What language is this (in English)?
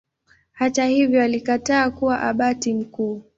Swahili